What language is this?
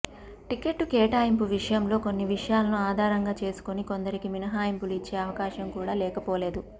Telugu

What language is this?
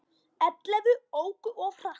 Icelandic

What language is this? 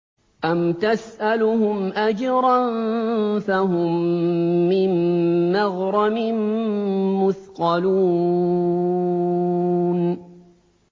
Arabic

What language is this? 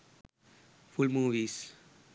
Sinhala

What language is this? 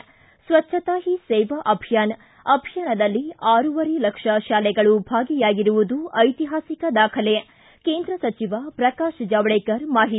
Kannada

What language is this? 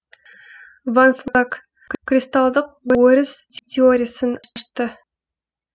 Kazakh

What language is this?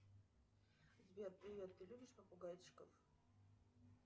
Russian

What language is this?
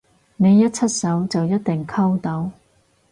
Cantonese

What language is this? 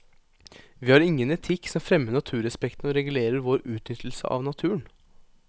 Norwegian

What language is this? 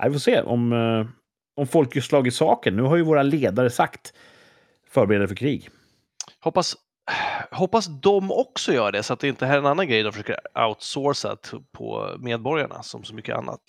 Swedish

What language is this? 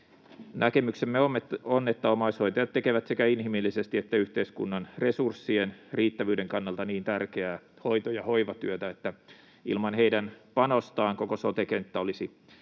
Finnish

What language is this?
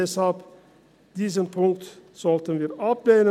Swiss German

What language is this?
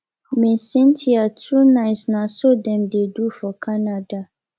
Nigerian Pidgin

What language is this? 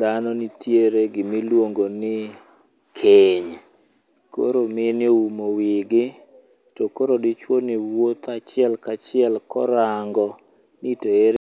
Luo (Kenya and Tanzania)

